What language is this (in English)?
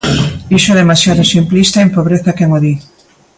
Galician